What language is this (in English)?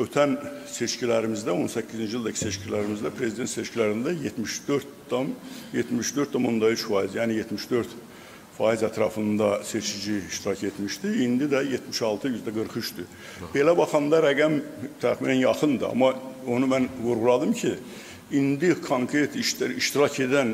Turkish